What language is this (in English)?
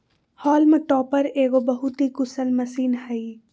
Magahi